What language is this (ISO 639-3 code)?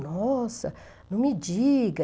por